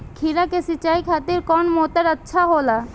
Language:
Bhojpuri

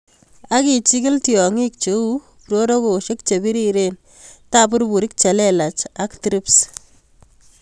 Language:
Kalenjin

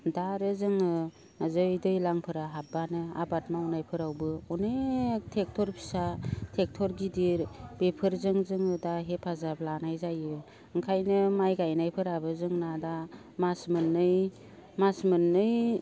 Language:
Bodo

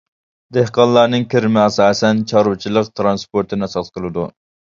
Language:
Uyghur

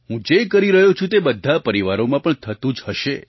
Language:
Gujarati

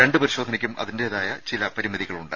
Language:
Malayalam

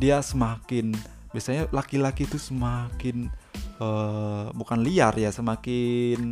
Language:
Indonesian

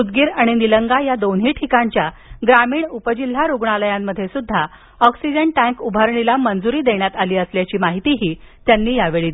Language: Marathi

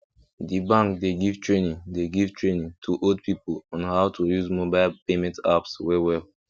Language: Nigerian Pidgin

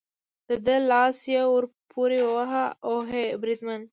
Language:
Pashto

